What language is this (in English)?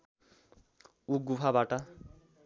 Nepali